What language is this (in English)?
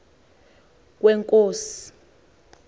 Xhosa